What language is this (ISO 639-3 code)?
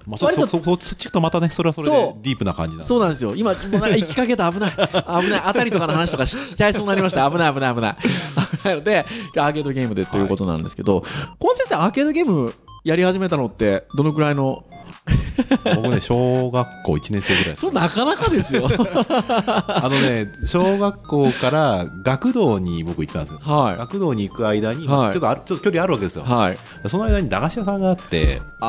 jpn